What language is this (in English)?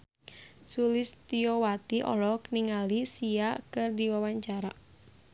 Sundanese